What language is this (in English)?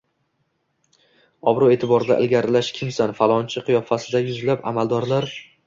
Uzbek